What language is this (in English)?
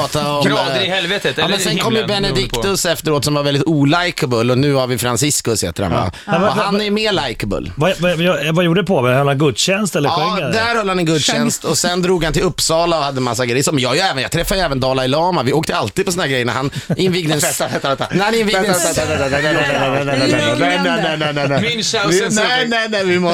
Swedish